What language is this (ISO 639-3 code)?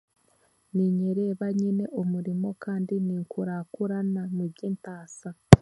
cgg